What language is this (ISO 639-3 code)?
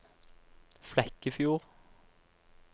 nor